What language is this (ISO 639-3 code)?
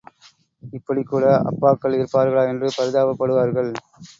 tam